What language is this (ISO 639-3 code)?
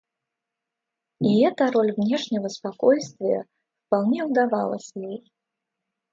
rus